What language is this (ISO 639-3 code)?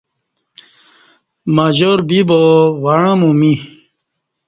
bsh